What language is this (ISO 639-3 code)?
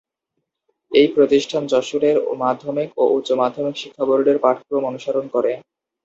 ben